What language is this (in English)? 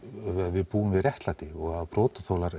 Icelandic